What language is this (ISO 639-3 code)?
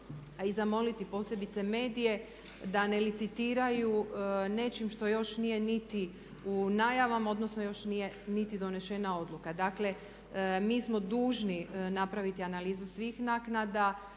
hrv